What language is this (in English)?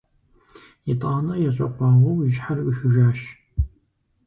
Kabardian